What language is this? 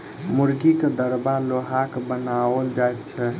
Maithili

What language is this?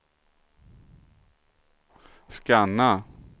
Swedish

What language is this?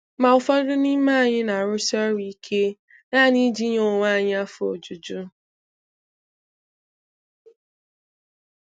Igbo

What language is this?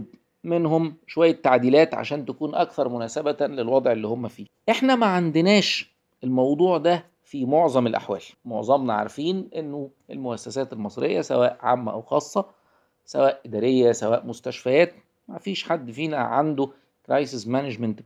Arabic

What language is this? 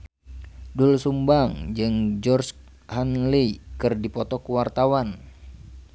Sundanese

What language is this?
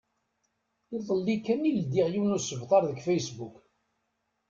Kabyle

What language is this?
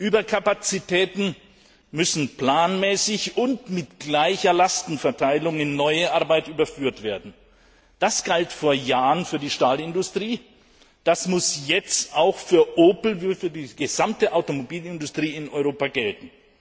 German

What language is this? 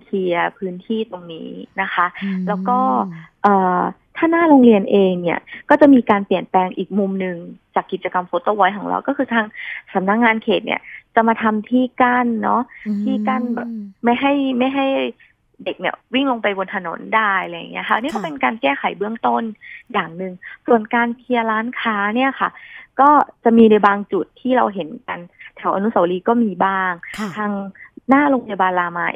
Thai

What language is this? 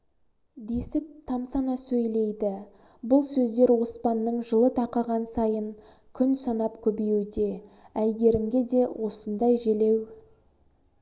Kazakh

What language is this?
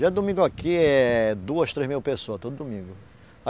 Portuguese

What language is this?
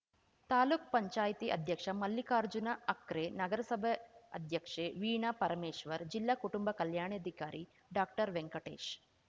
Kannada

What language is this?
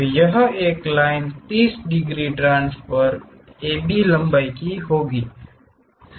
Hindi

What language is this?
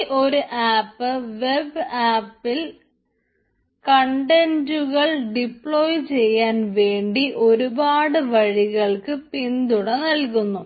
Malayalam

